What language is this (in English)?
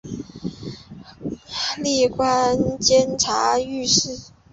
Chinese